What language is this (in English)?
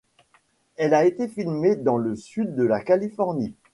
French